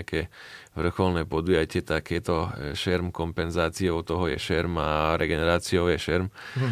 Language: Slovak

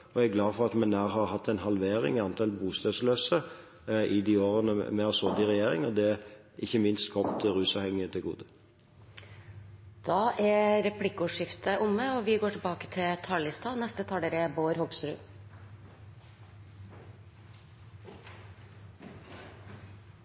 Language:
Norwegian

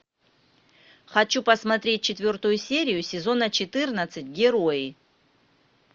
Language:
Russian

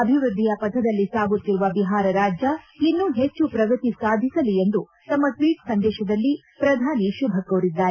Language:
Kannada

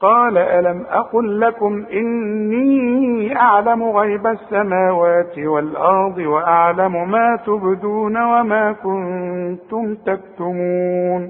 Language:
Arabic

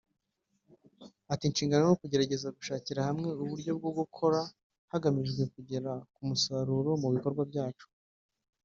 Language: Kinyarwanda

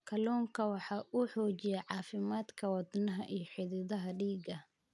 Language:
Somali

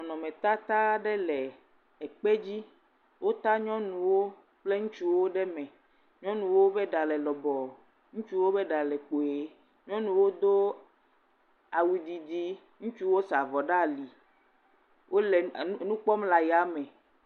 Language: Ewe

